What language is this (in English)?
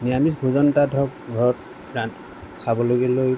Assamese